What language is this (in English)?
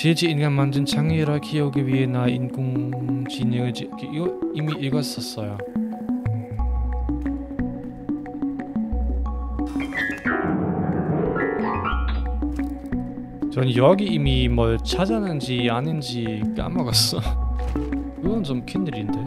Korean